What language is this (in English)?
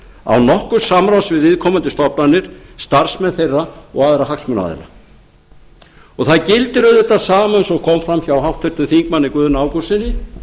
Icelandic